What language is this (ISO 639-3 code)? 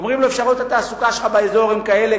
heb